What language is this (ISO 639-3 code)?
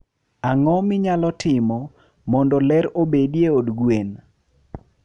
luo